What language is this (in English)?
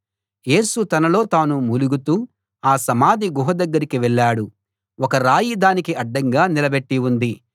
Telugu